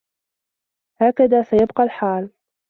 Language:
Arabic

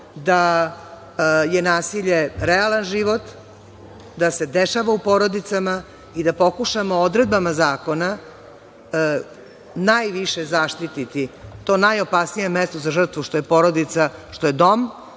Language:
Serbian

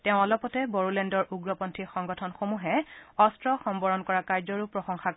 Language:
Assamese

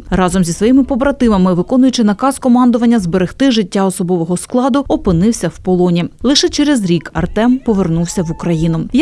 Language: Ukrainian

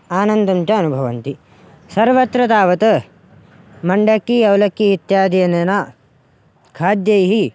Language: Sanskrit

